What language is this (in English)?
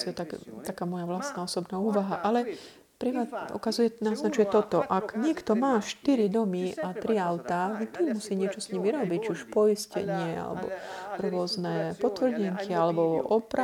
Slovak